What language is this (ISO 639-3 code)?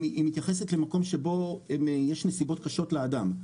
heb